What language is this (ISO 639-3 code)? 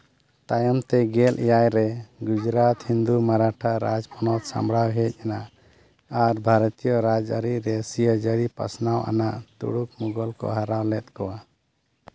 sat